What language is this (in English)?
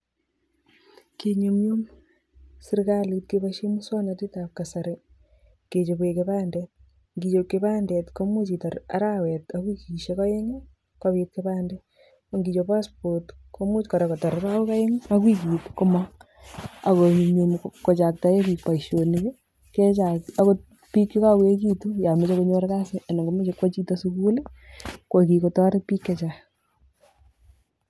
Kalenjin